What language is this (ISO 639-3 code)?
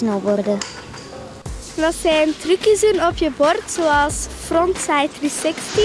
nld